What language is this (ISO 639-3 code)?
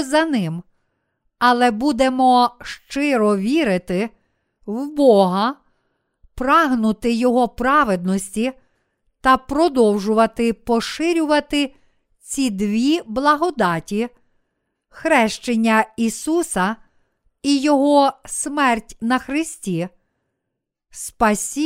ukr